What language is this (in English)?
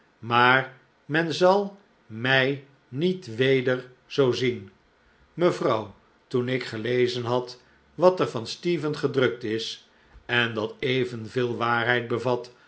Dutch